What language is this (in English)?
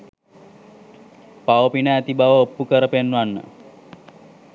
Sinhala